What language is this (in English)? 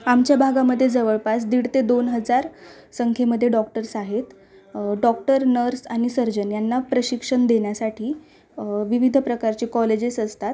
Marathi